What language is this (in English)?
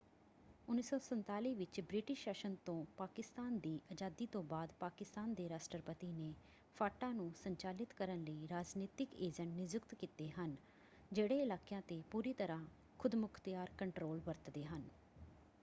Punjabi